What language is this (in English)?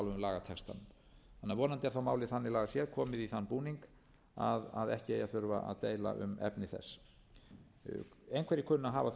Icelandic